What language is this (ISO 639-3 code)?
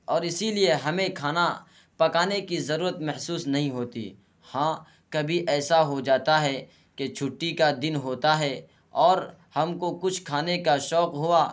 urd